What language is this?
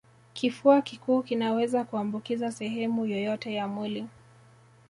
Swahili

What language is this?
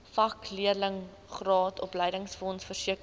Afrikaans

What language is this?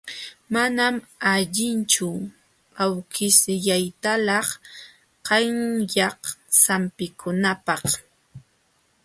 Jauja Wanca Quechua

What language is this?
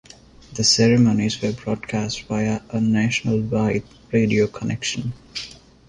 English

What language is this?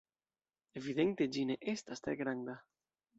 Esperanto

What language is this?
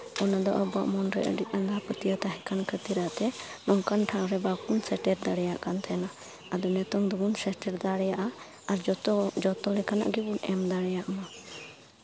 Santali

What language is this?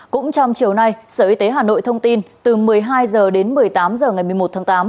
Vietnamese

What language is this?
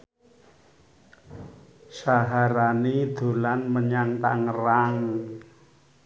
Javanese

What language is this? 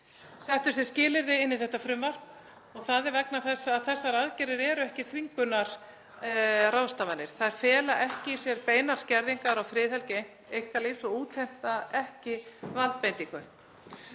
Icelandic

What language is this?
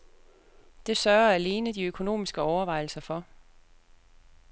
Danish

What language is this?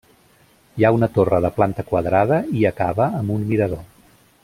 Catalan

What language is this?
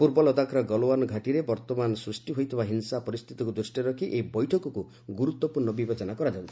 Odia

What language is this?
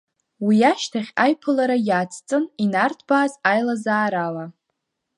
Abkhazian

